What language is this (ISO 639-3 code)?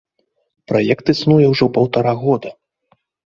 bel